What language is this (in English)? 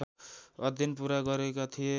Nepali